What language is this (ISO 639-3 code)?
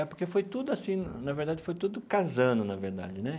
por